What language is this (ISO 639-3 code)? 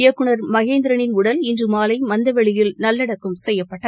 tam